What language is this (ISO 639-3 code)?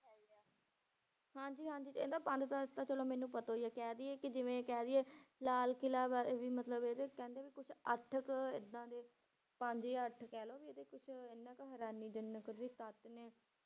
pan